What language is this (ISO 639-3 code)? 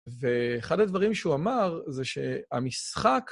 heb